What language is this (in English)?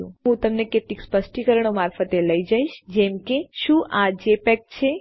Gujarati